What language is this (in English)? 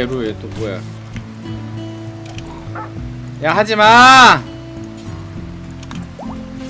Korean